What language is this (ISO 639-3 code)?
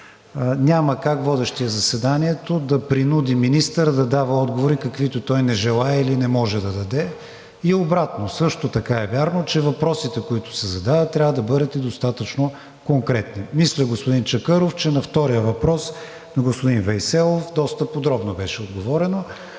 bul